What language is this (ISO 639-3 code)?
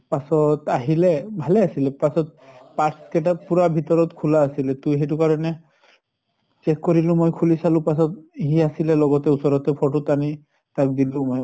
asm